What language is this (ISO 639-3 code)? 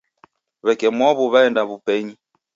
dav